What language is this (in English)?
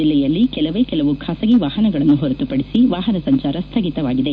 Kannada